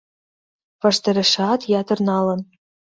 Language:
Mari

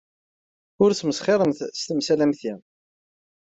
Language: Kabyle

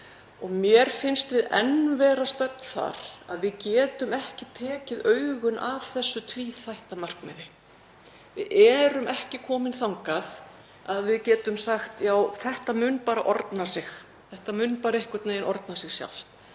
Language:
Icelandic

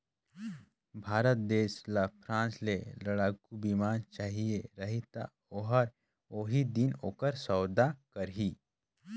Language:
Chhattisgarhi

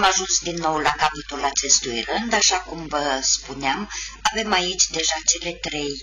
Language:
Romanian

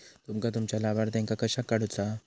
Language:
Marathi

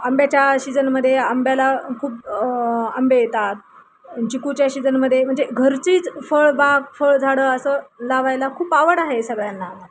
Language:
Marathi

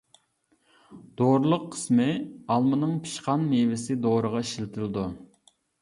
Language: Uyghur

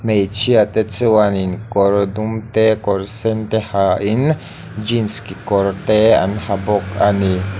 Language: Mizo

